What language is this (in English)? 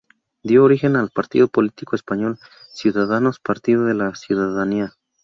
Spanish